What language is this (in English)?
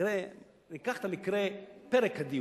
Hebrew